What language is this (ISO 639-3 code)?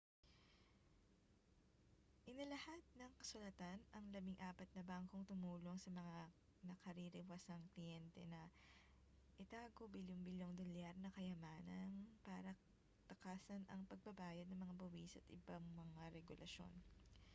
fil